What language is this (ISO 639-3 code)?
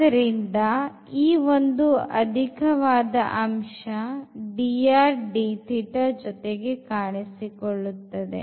kan